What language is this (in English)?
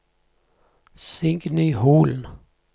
Norwegian